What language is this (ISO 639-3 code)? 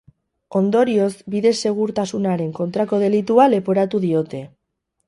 eus